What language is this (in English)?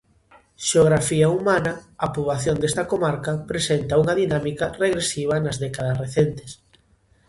Galician